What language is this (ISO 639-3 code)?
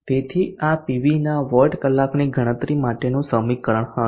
guj